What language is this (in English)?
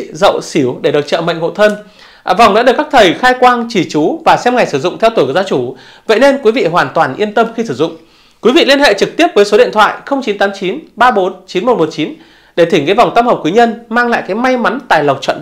Vietnamese